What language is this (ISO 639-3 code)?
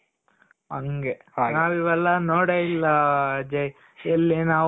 kan